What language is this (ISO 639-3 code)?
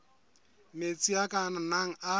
sot